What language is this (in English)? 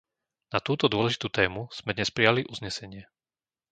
Slovak